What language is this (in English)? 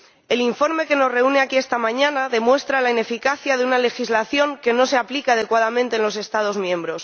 Spanish